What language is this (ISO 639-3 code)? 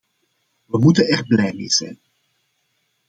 nld